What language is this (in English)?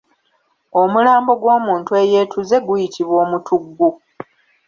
Ganda